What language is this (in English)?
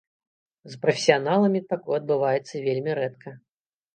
Belarusian